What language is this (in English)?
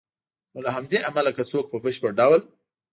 Pashto